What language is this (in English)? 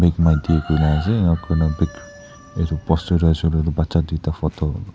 Naga Pidgin